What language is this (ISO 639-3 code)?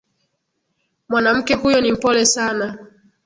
swa